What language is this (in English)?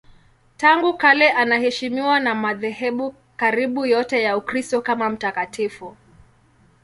Swahili